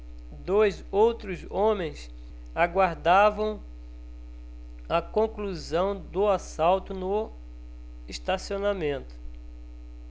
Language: Portuguese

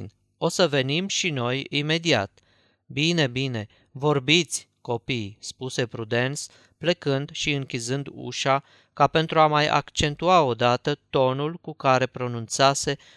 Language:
Romanian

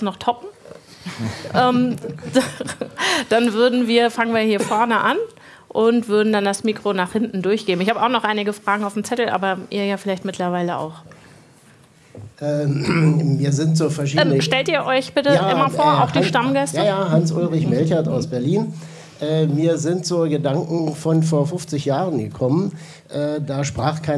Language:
German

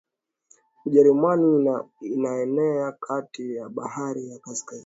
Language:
Swahili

